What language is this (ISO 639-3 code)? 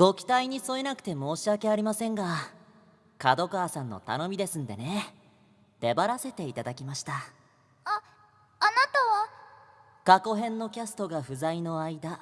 jpn